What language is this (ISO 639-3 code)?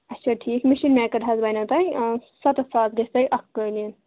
kas